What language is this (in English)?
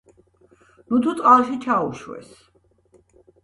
Georgian